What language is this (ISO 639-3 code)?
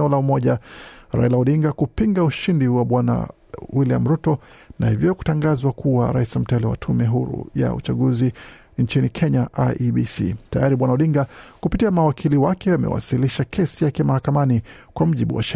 swa